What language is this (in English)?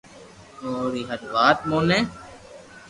Loarki